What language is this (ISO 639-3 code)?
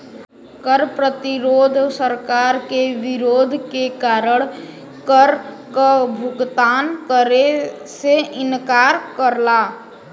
bho